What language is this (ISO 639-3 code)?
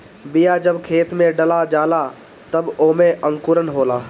bho